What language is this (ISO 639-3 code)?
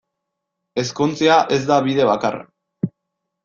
eus